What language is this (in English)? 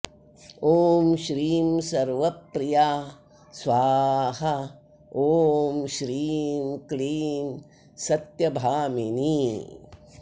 Sanskrit